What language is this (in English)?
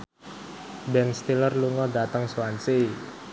Javanese